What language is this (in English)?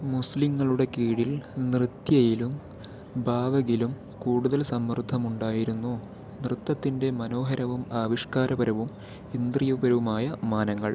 Malayalam